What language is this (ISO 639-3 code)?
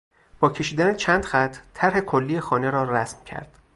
fas